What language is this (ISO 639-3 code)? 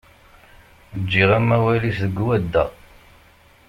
kab